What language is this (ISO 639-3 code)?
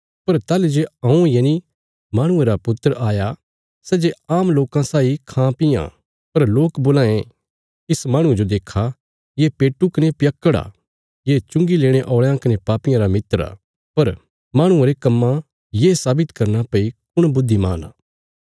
kfs